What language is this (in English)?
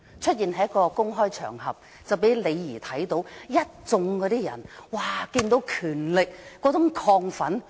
Cantonese